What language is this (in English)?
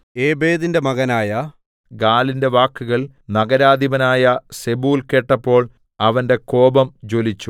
Malayalam